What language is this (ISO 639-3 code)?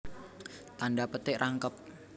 jav